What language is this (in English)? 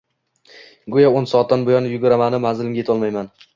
Uzbek